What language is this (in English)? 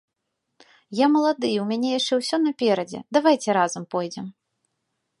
Belarusian